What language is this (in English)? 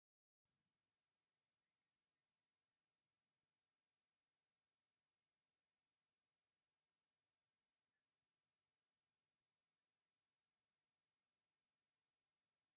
Tigrinya